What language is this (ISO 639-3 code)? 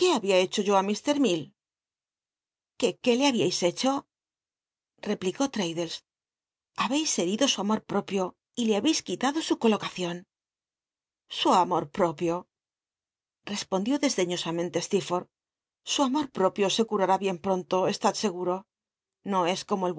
spa